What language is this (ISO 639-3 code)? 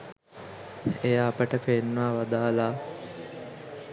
sin